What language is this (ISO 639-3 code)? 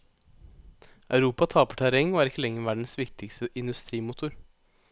nor